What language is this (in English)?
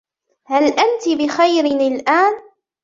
Arabic